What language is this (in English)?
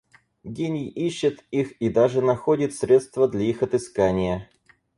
Russian